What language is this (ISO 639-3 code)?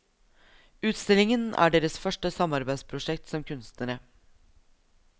nor